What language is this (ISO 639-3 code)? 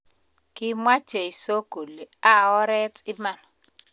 kln